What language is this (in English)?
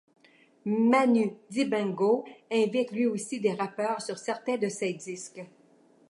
French